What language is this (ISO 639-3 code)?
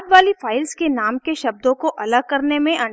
hin